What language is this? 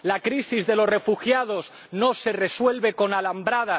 Spanish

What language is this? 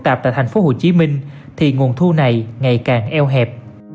Vietnamese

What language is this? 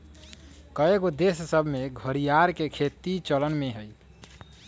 Magahi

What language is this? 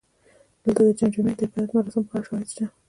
Pashto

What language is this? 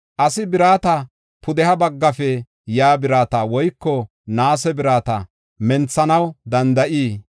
Gofa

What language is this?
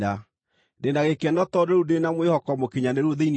Kikuyu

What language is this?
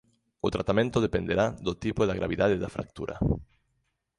Galician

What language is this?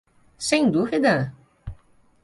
Portuguese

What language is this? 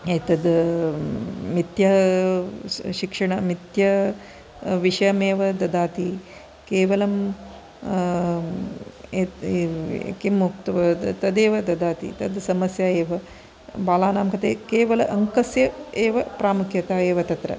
Sanskrit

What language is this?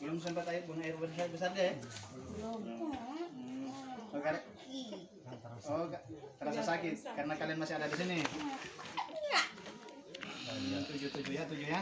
Indonesian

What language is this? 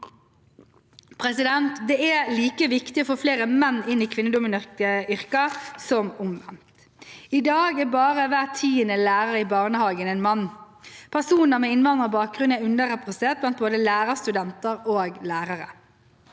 Norwegian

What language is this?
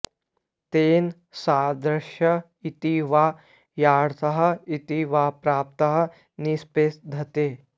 Sanskrit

